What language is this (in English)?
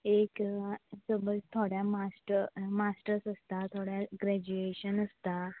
Konkani